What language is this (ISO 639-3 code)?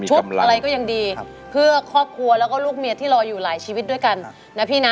tha